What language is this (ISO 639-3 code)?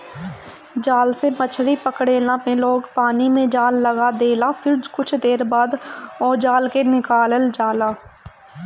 bho